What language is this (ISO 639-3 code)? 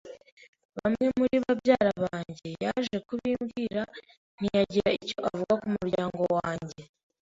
kin